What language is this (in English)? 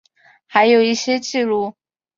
Chinese